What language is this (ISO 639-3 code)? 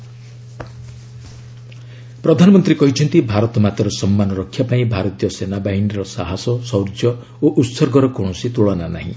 ori